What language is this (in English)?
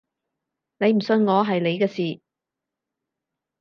Cantonese